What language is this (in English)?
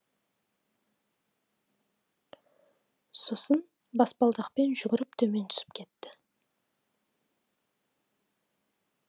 Kazakh